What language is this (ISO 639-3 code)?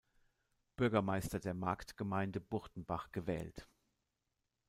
deu